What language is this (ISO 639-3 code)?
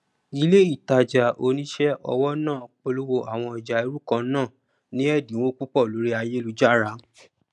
yor